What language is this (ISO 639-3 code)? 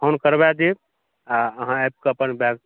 mai